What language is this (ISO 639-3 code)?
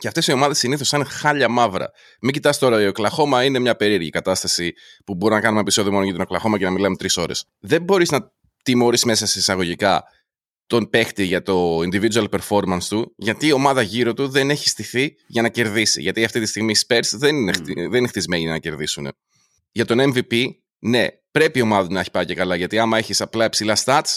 ell